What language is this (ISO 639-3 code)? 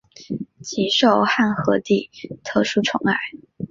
zho